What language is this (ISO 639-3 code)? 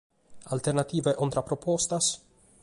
srd